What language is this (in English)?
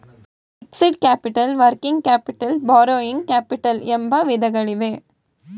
Kannada